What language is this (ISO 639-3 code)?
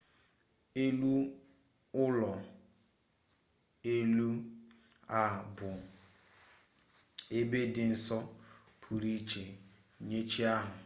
ibo